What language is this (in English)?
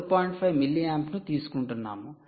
Telugu